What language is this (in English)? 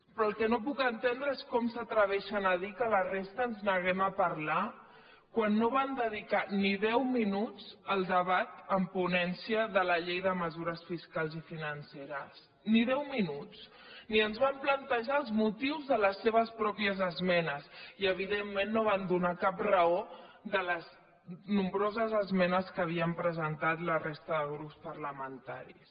Catalan